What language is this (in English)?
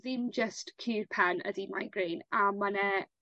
Welsh